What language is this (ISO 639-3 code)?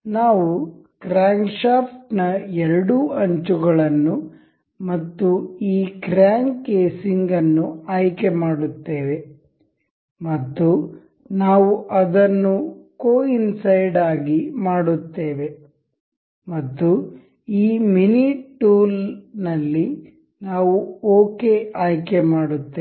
kan